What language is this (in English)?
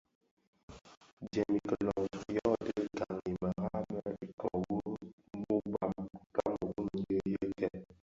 Bafia